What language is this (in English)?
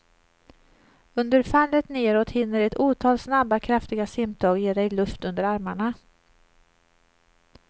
Swedish